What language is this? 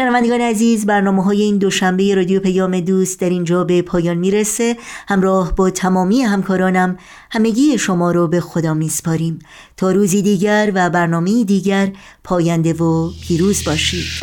Persian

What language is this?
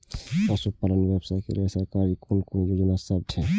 Maithili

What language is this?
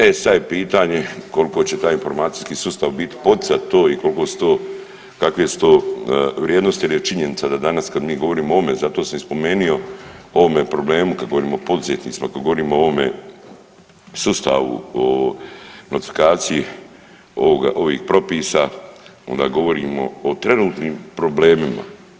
Croatian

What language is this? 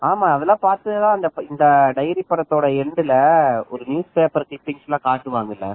Tamil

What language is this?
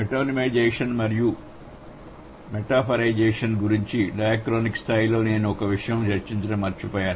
Telugu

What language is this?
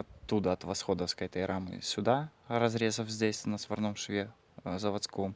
Russian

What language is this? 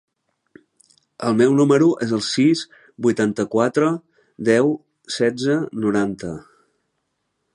Catalan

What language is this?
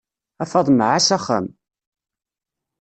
Kabyle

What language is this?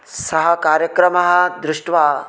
Sanskrit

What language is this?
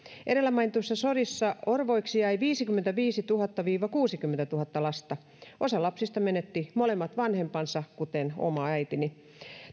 Finnish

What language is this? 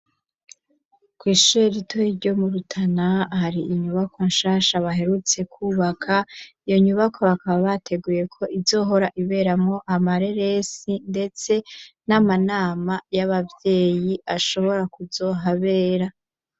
Rundi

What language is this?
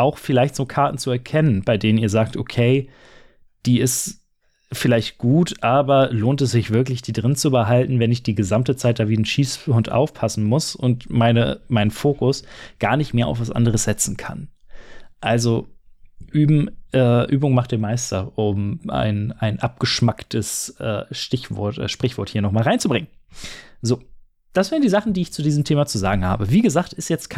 German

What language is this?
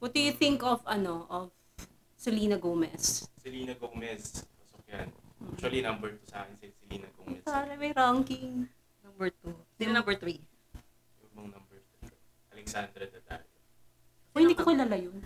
Filipino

